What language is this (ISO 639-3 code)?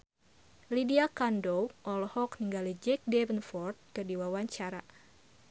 sun